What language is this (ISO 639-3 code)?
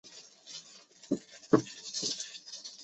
zho